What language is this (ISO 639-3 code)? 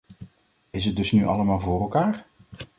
nld